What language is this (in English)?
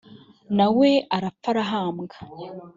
Kinyarwanda